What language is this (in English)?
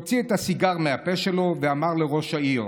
Hebrew